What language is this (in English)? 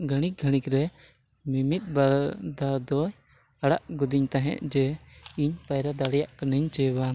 Santali